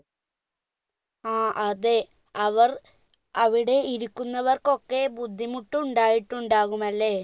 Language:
Malayalam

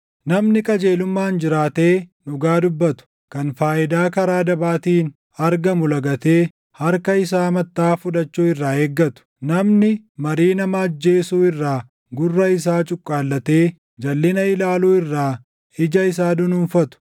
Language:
Oromo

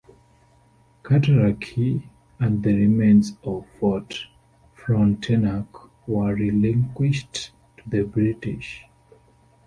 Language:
English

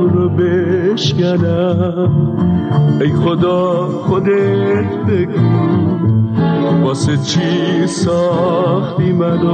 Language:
Persian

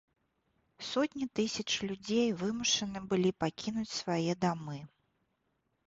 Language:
Belarusian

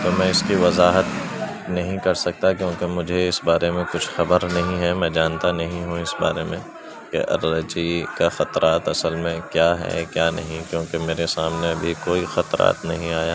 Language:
Urdu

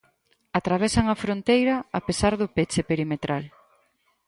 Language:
Galician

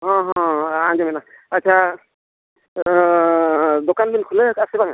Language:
Santali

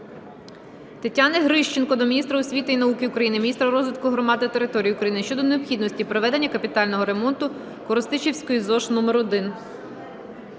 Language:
Ukrainian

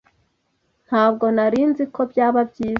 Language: Kinyarwanda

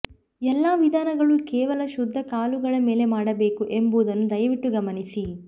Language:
Kannada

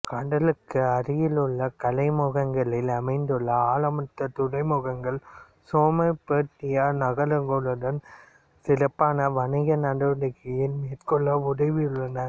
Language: Tamil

